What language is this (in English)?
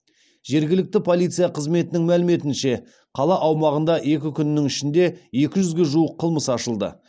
Kazakh